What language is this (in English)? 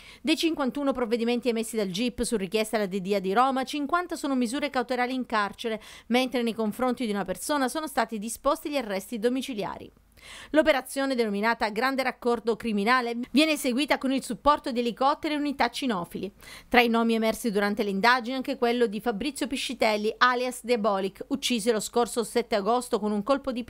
Italian